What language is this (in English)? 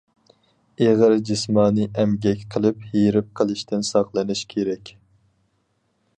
Uyghur